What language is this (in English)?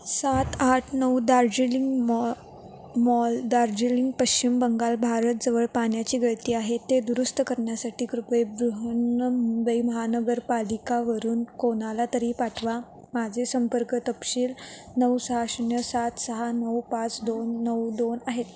Marathi